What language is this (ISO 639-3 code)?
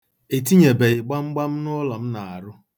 ibo